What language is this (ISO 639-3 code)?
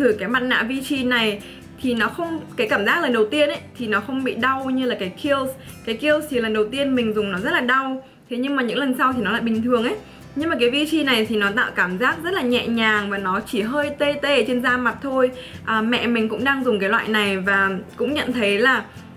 vie